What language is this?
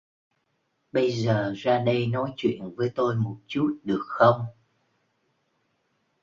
Vietnamese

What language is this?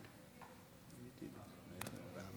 Hebrew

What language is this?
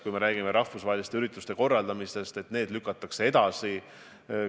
Estonian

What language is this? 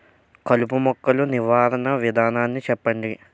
Telugu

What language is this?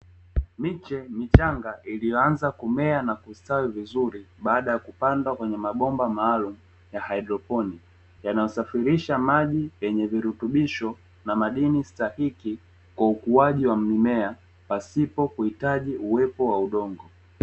Swahili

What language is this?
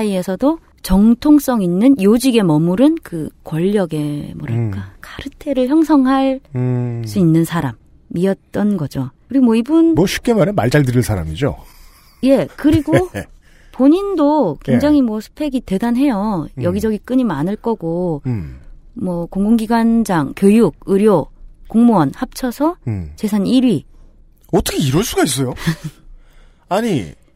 Korean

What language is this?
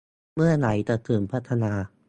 Thai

